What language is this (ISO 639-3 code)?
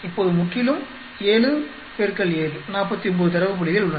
tam